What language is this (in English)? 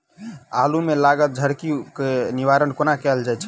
Maithili